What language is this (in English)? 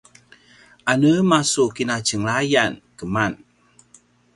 Paiwan